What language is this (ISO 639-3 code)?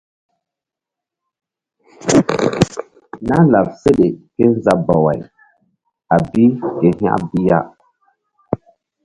mdd